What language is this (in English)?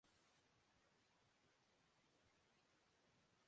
Urdu